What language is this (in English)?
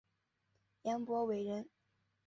Chinese